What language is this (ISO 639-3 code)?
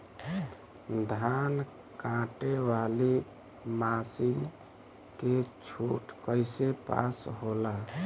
bho